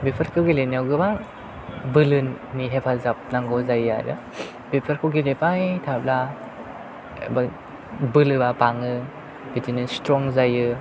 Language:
Bodo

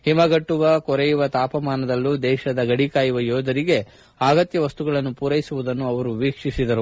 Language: Kannada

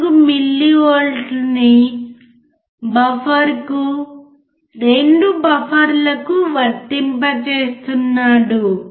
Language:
Telugu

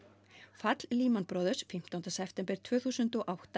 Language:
Icelandic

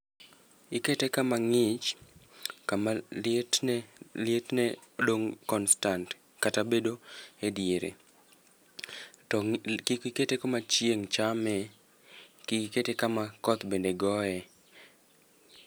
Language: Luo (Kenya and Tanzania)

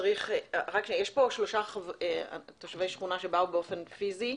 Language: Hebrew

